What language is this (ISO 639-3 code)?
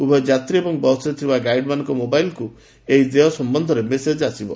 ori